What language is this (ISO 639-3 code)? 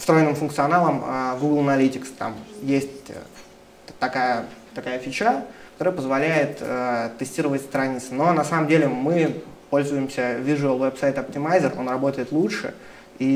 rus